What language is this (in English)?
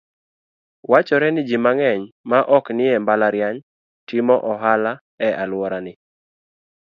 Luo (Kenya and Tanzania)